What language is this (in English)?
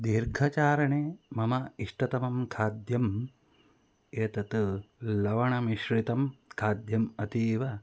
Sanskrit